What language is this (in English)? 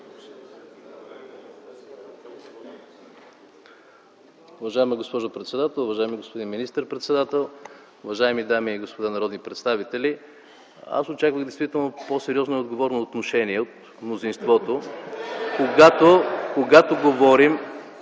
Bulgarian